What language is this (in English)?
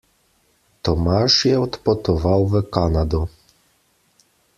Slovenian